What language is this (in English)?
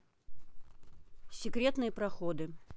Russian